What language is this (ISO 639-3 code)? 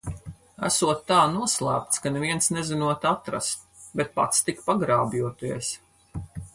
lav